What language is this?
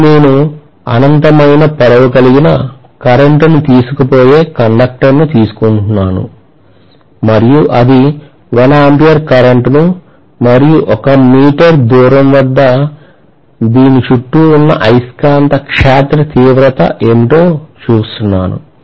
Telugu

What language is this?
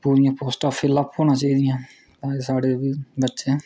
Dogri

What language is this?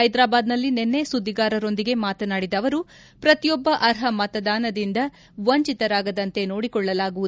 Kannada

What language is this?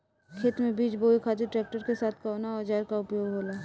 Bhojpuri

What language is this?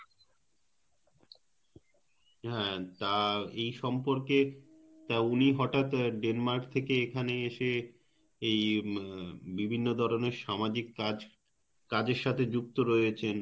Bangla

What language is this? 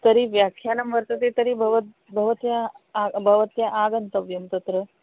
Sanskrit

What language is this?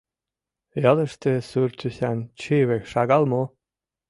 Mari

